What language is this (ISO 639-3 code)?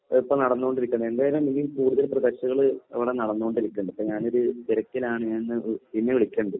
mal